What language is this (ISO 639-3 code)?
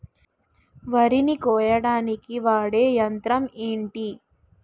tel